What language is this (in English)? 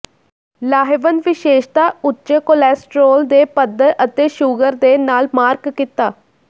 Punjabi